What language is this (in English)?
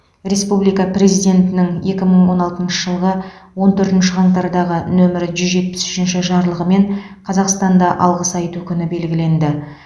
Kazakh